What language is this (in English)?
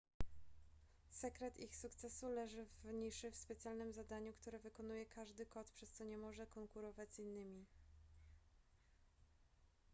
Polish